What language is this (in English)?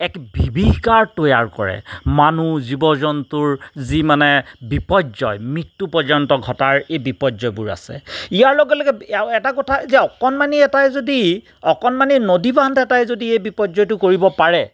Assamese